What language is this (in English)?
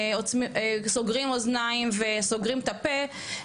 Hebrew